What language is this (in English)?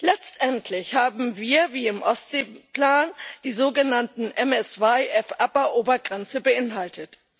German